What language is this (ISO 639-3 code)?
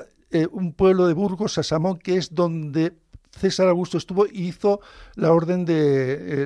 spa